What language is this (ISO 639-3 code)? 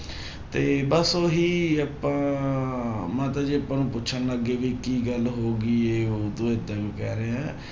pan